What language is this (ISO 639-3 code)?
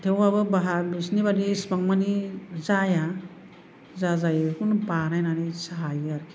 brx